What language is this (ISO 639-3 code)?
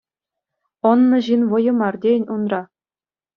chv